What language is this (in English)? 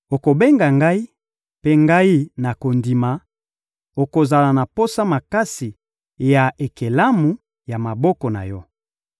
Lingala